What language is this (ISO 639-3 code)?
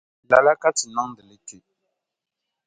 dag